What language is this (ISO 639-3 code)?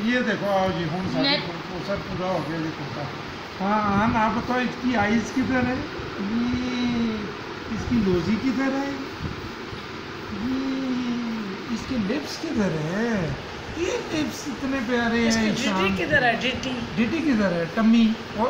nld